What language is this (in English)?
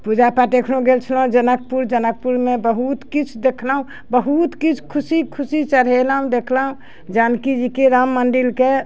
Maithili